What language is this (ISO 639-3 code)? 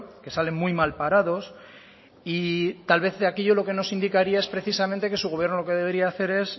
spa